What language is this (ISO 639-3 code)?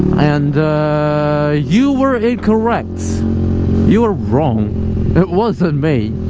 eng